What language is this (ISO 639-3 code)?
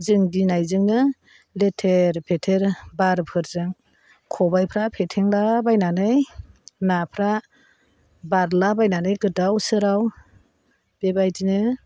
brx